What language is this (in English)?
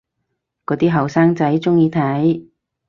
Cantonese